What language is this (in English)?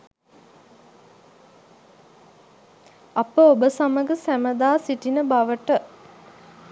Sinhala